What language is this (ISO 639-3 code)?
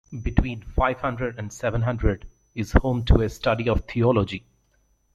eng